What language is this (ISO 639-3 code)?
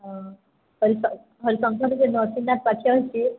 ori